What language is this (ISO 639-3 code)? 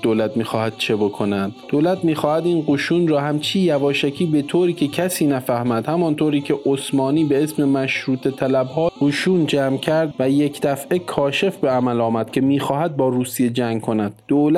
fas